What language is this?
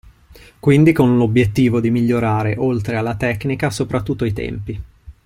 Italian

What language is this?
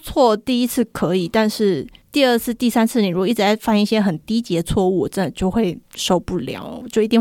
Chinese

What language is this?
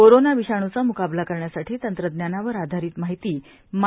Marathi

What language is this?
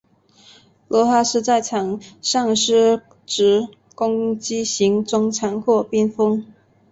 Chinese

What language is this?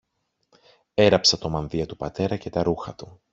Greek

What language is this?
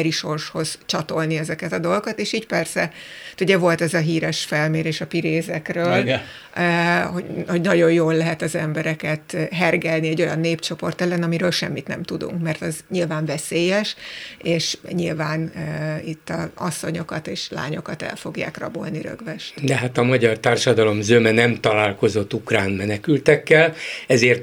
Hungarian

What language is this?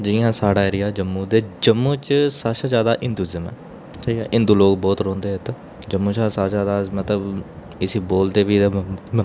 Dogri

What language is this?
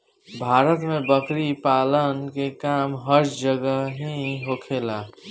Bhojpuri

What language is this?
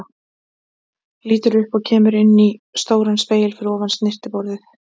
Icelandic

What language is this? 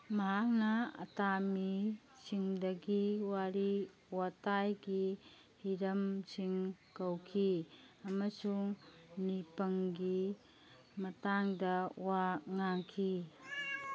Manipuri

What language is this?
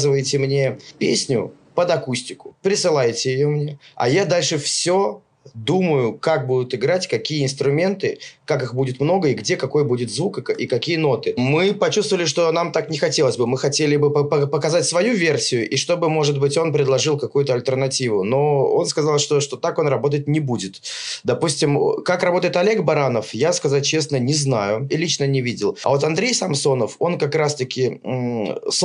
Russian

